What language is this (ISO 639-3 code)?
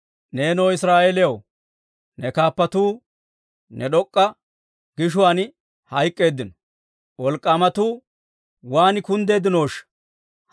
dwr